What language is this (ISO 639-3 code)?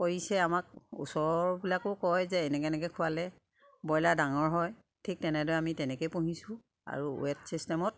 asm